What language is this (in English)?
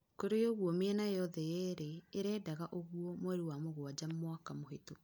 Kikuyu